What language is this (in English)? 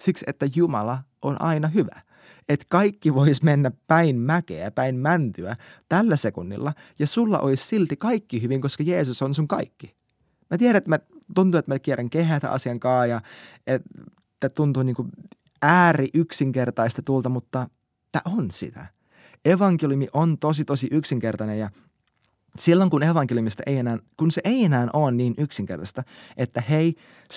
Finnish